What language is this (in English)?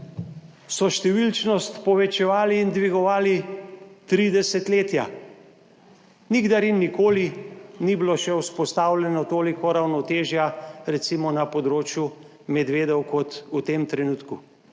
Slovenian